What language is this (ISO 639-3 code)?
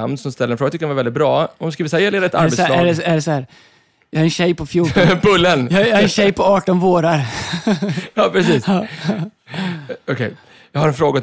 swe